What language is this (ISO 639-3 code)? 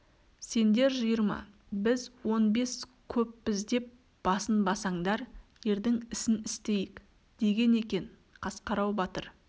kaz